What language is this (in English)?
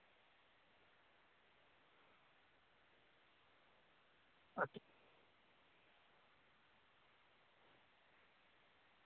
Dogri